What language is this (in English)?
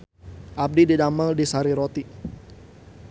Sundanese